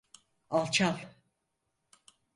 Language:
Turkish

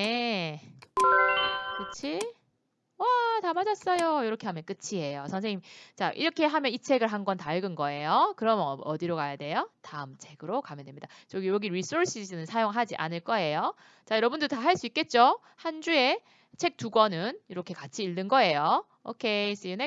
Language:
Korean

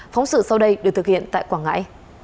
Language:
Vietnamese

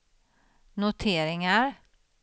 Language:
Swedish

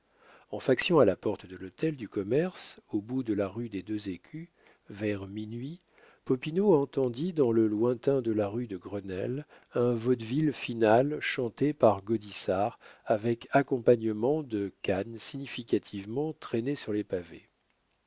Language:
French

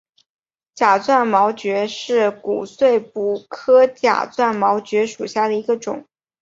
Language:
Chinese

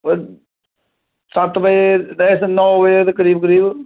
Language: Dogri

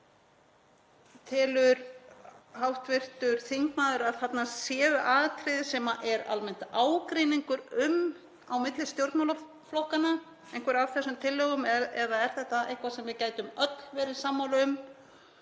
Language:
Icelandic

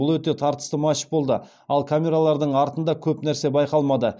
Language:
Kazakh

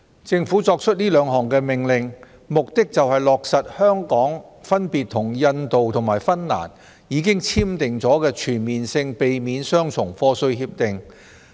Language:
Cantonese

